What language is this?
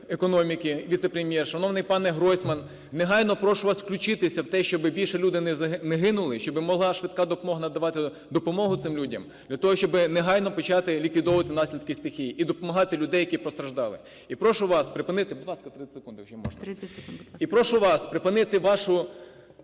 Ukrainian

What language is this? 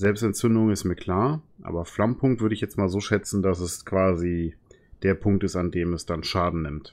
German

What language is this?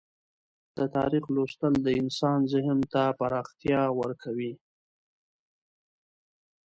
Pashto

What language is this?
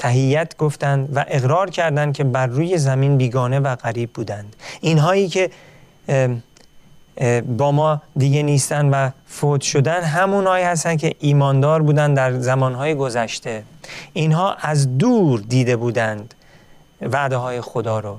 Persian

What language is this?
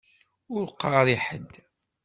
Kabyle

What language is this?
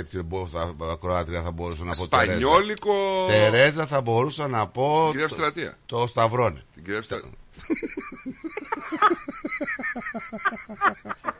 Greek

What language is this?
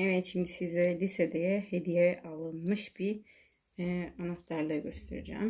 Turkish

